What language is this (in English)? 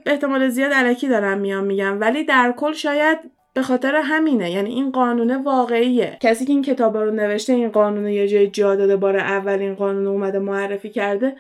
Persian